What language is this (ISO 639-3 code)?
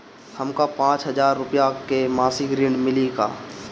bho